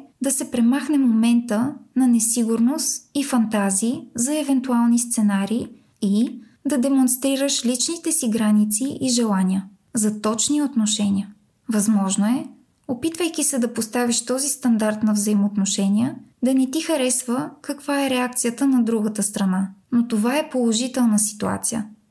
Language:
Bulgarian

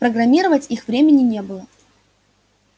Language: Russian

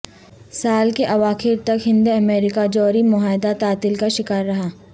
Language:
Urdu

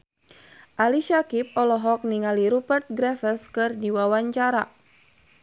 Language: Sundanese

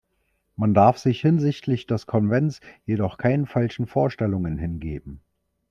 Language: German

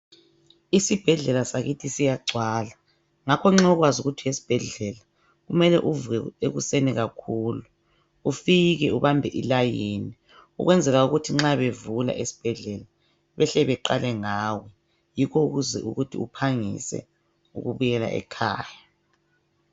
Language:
North Ndebele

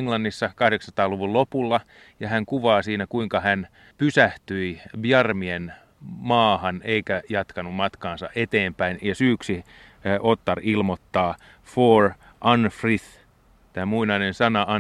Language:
Finnish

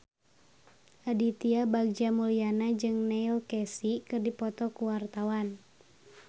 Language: Sundanese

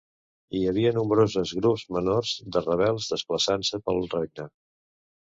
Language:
Catalan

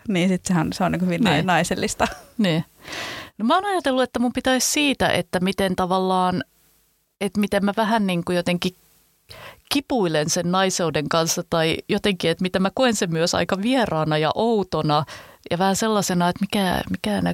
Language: Finnish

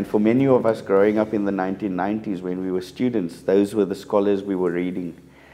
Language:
English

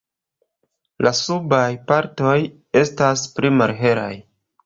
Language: Esperanto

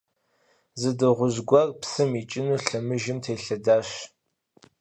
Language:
Kabardian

